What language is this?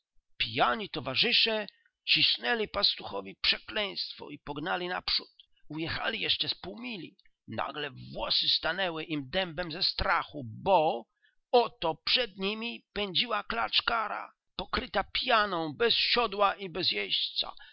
Polish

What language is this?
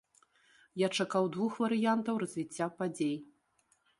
Belarusian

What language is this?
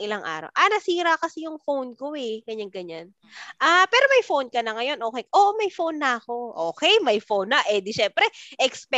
Filipino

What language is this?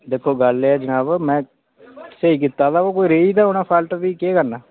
Dogri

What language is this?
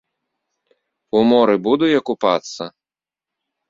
Belarusian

